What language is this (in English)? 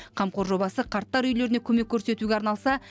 Kazakh